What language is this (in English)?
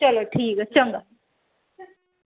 Dogri